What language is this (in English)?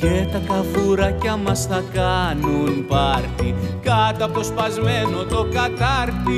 Greek